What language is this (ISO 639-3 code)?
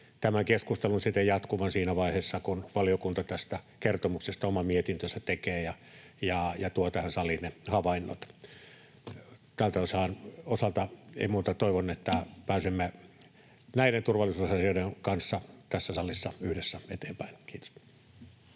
fin